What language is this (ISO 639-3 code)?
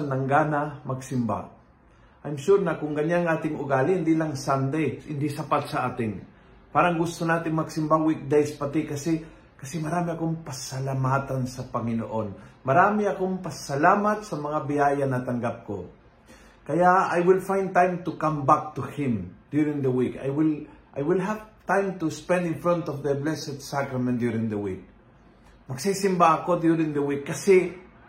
fil